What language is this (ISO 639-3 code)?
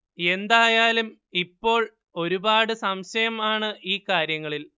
mal